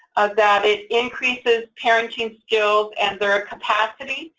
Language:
English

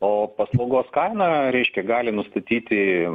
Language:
Lithuanian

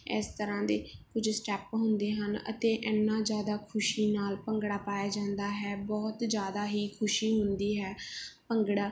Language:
Punjabi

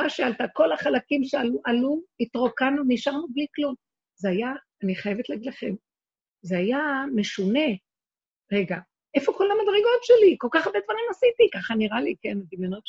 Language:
Hebrew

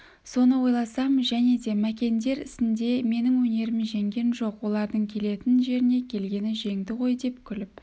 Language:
Kazakh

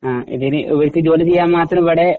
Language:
Malayalam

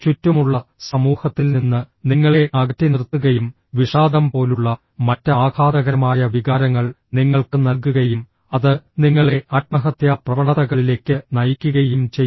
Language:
Malayalam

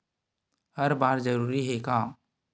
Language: Chhattisgarhi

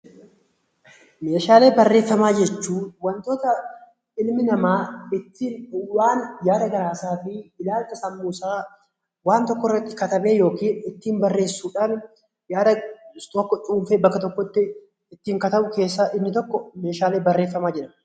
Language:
Oromo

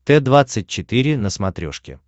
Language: Russian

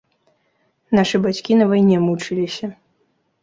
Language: Belarusian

